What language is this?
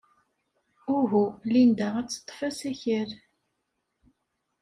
Kabyle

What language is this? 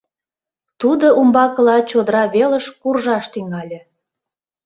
Mari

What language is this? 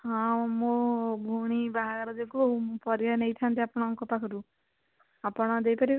Odia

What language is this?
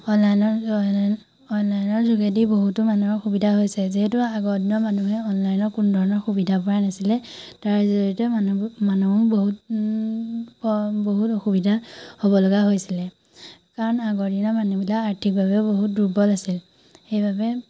Assamese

